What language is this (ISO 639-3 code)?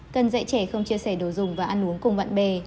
vie